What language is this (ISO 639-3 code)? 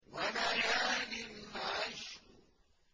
ara